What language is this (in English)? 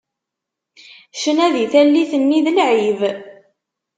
Kabyle